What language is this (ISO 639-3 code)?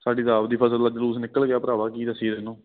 pan